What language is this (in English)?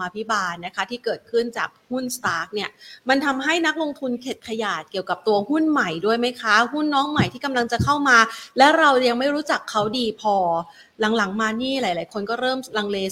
Thai